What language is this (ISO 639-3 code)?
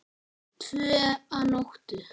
isl